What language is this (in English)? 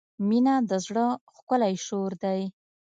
Pashto